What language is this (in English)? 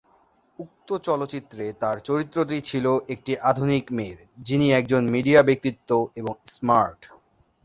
Bangla